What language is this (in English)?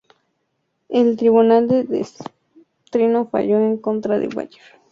Spanish